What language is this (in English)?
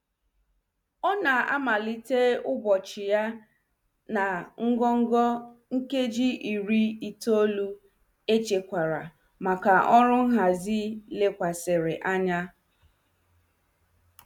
Igbo